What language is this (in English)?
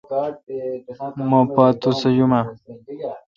Kalkoti